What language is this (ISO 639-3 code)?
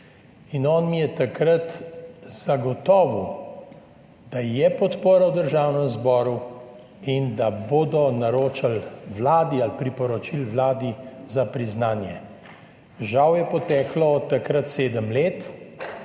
slv